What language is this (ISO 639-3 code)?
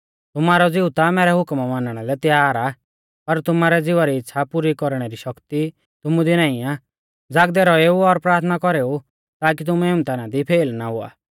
bfz